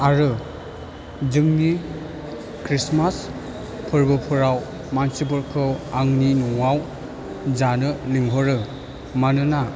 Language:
Bodo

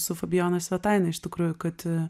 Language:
Lithuanian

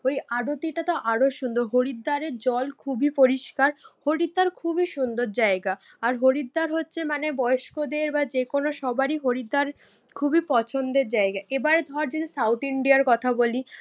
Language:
Bangla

